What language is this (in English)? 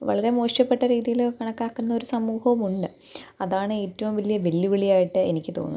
Malayalam